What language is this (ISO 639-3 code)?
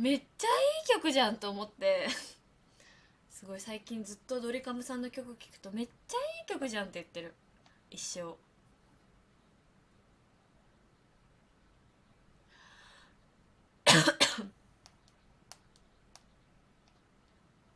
jpn